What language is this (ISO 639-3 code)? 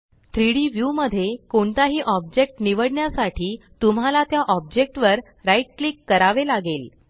mar